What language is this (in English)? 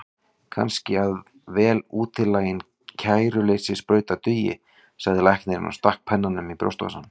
Icelandic